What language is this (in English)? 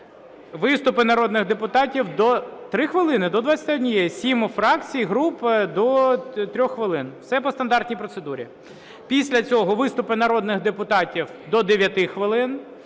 Ukrainian